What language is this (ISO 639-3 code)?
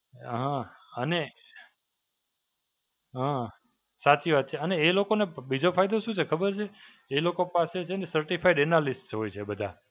guj